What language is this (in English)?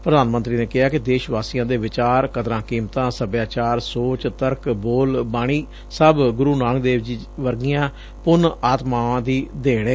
Punjabi